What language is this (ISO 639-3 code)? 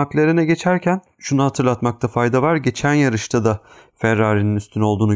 tur